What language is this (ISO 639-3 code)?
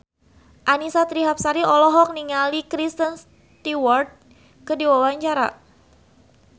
sun